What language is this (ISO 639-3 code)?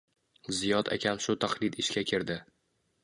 uzb